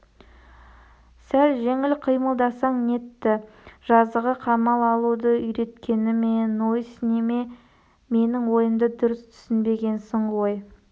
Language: Kazakh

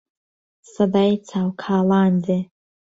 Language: Central Kurdish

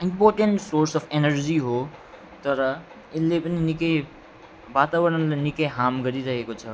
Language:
Nepali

